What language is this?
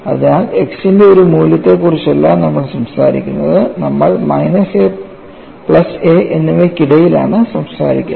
Malayalam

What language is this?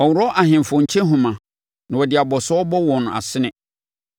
Akan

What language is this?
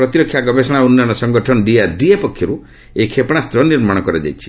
Odia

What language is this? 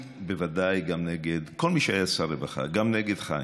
Hebrew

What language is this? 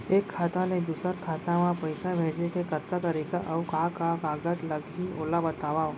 Chhattisgarhi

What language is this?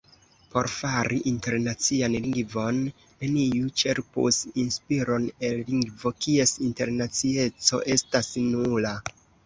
Esperanto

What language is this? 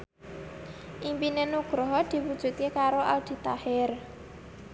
Javanese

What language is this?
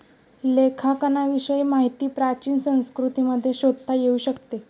Marathi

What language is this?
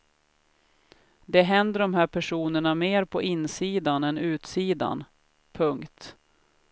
Swedish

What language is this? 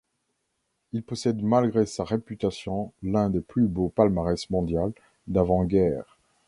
French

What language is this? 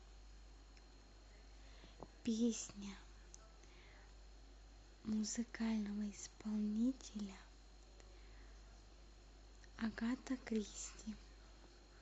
Russian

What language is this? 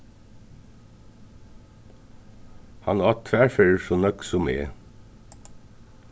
Faroese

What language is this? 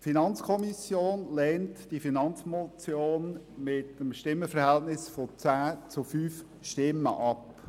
Swiss German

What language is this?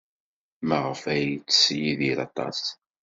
Kabyle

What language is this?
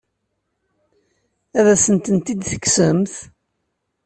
Kabyle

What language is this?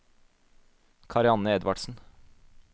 Norwegian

